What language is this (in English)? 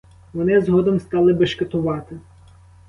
Ukrainian